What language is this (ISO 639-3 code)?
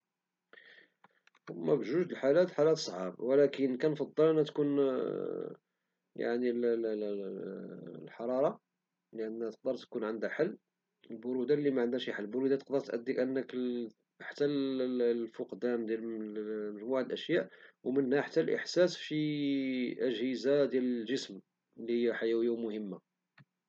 ary